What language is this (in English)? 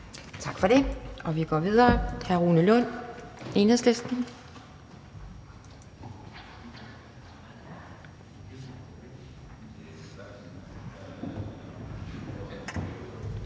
Danish